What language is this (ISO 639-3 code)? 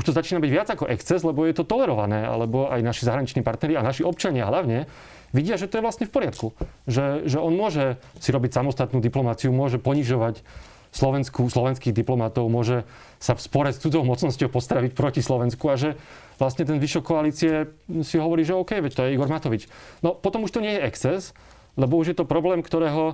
slk